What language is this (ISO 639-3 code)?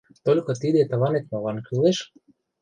chm